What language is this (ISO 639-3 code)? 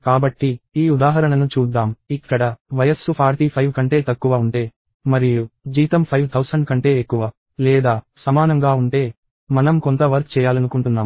tel